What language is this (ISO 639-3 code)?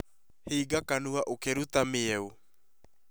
kik